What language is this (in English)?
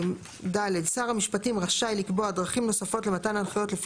Hebrew